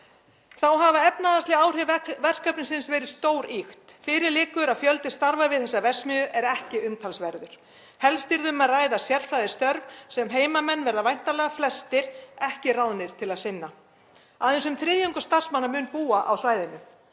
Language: Icelandic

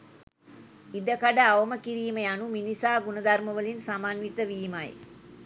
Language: Sinhala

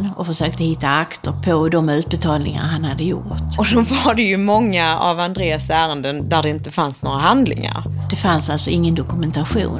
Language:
Swedish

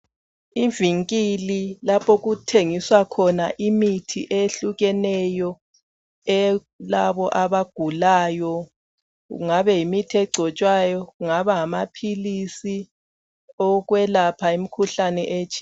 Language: North Ndebele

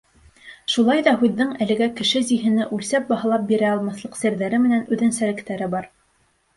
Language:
Bashkir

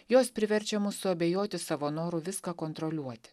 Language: Lithuanian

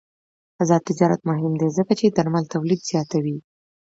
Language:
Pashto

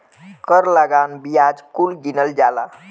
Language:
Bhojpuri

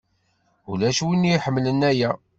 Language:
Kabyle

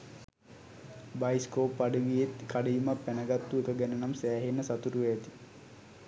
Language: Sinhala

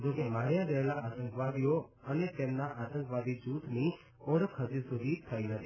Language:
Gujarati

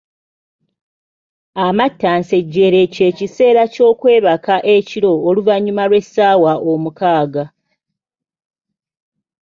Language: Ganda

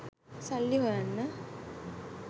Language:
Sinhala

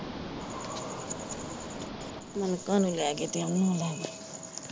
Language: Punjabi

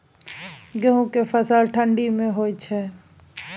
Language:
Maithili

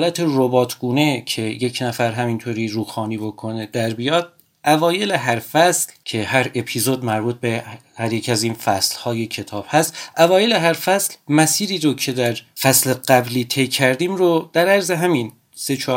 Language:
Persian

